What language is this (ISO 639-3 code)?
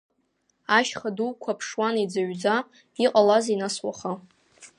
abk